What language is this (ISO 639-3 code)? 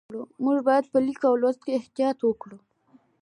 pus